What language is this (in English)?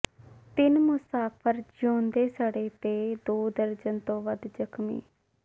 Punjabi